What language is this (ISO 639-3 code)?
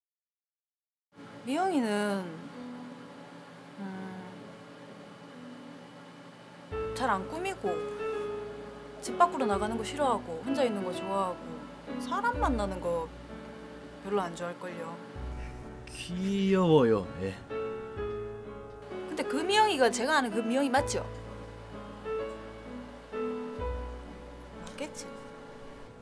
kor